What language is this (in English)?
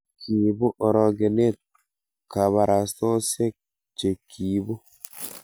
Kalenjin